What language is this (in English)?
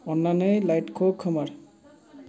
Bodo